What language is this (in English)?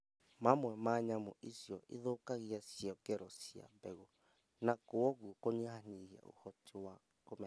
Kikuyu